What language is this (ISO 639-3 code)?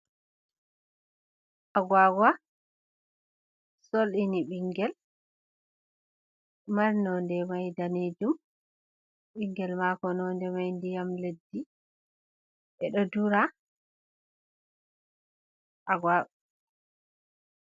ful